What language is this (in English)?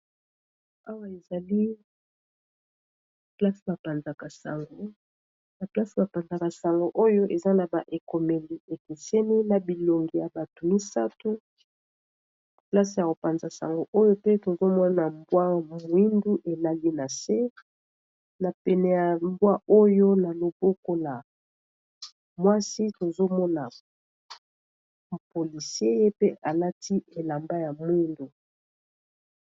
Lingala